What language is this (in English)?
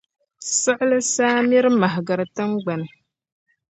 Dagbani